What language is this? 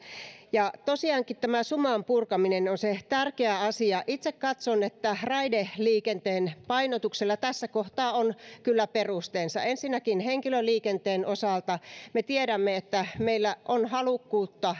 Finnish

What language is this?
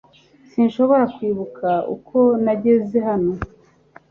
Kinyarwanda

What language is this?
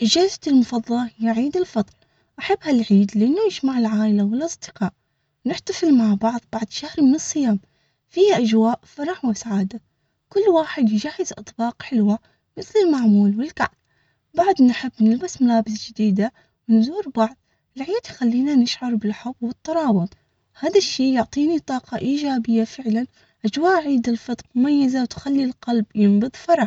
Omani Arabic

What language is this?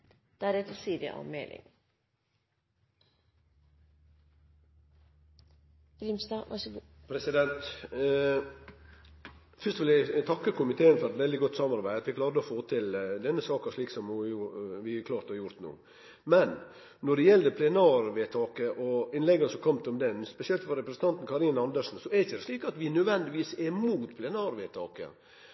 Norwegian Nynorsk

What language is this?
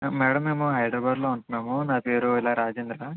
Telugu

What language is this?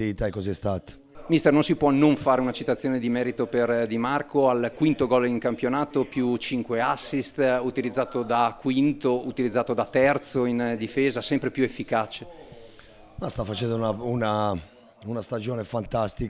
Italian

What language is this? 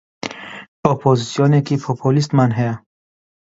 Central Kurdish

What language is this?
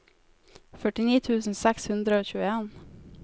Norwegian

